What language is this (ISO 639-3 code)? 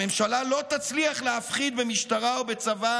heb